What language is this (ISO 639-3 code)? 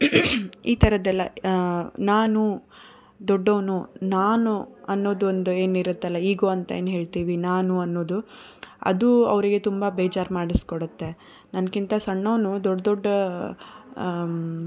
kan